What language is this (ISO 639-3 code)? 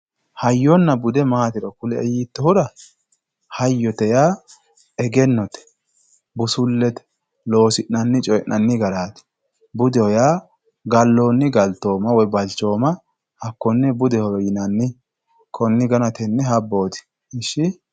sid